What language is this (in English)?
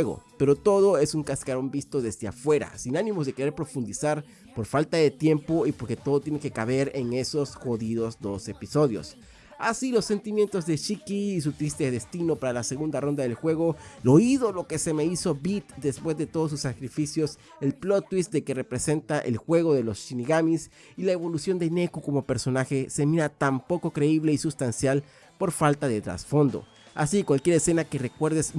Spanish